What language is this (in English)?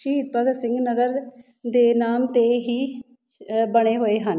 Punjabi